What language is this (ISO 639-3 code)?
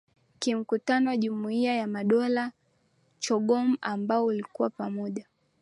swa